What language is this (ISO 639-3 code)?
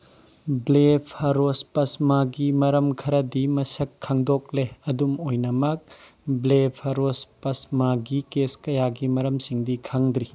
mni